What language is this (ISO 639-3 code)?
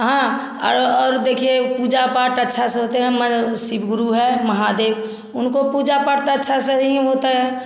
hin